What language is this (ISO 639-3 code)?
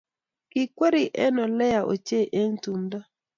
kln